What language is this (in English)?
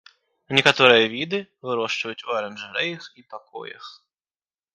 Belarusian